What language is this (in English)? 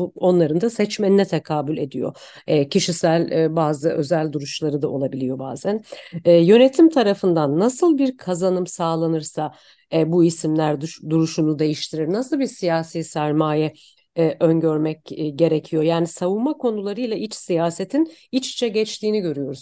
Turkish